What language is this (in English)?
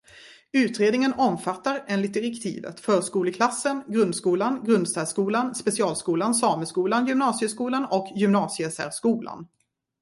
Swedish